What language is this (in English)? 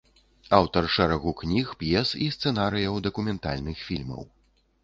Belarusian